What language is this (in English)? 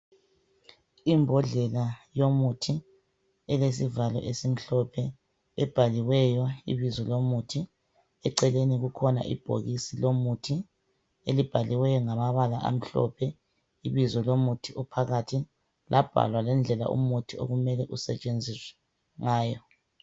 North Ndebele